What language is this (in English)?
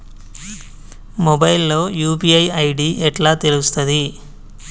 Telugu